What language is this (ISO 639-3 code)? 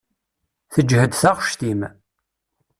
kab